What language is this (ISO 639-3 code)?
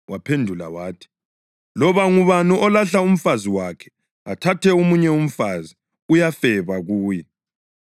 nde